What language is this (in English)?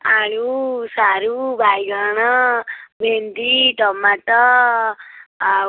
Odia